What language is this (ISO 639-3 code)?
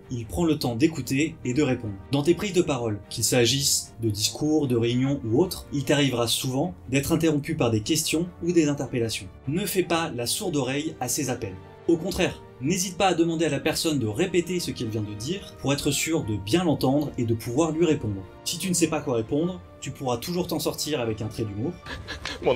fra